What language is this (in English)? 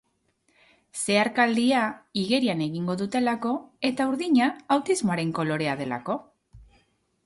Basque